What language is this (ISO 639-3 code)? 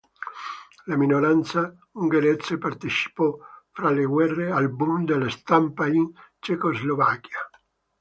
ita